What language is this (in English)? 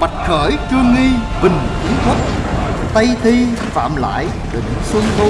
Vietnamese